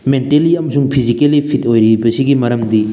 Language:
Manipuri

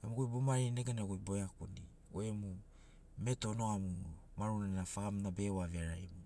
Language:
Sinaugoro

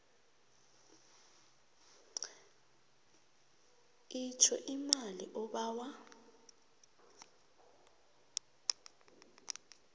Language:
South Ndebele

